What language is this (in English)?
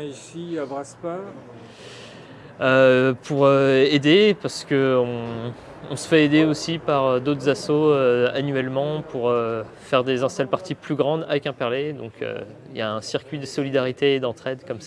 French